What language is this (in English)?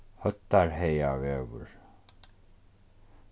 Faroese